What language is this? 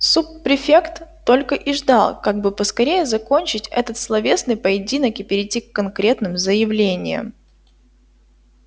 Russian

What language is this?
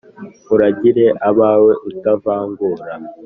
Kinyarwanda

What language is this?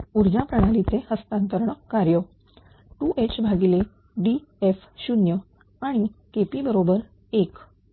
Marathi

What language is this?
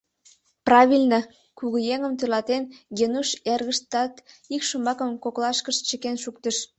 Mari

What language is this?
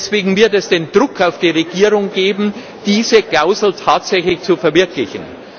German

